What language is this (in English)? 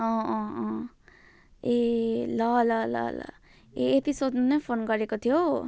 Nepali